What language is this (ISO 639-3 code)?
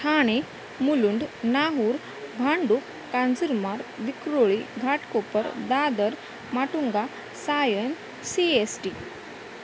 mar